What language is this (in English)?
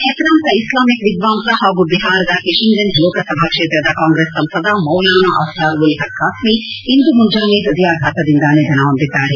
Kannada